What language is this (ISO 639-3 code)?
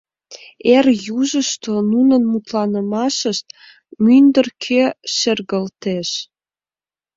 chm